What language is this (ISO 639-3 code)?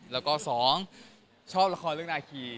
tha